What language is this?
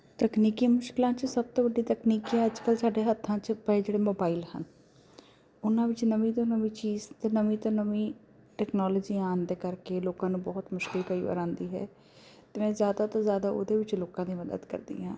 Punjabi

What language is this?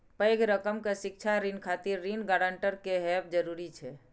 Maithili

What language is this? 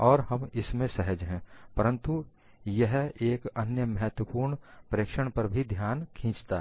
Hindi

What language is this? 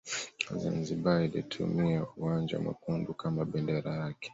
Swahili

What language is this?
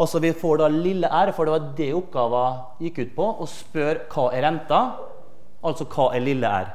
Norwegian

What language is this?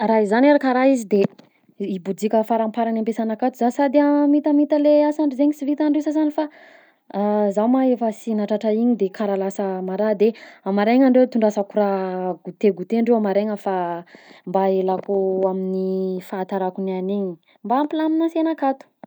Southern Betsimisaraka Malagasy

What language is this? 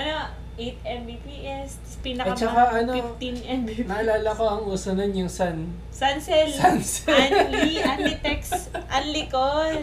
Filipino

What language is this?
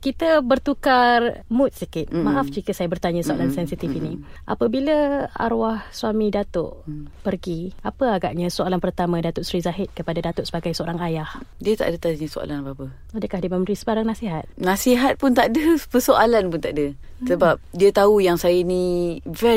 Malay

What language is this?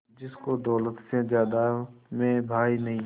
Hindi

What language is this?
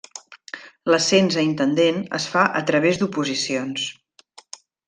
Catalan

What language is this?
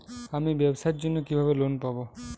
Bangla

